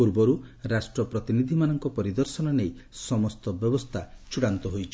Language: Odia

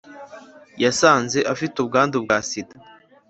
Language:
Kinyarwanda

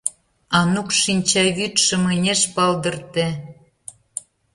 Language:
Mari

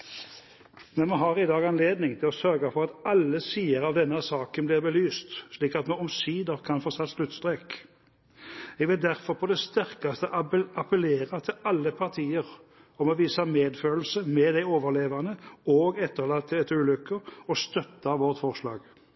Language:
Norwegian Bokmål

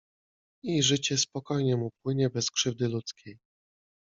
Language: Polish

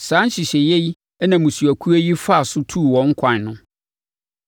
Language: Akan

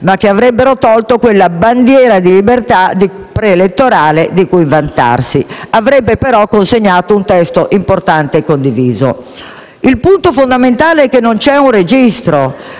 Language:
Italian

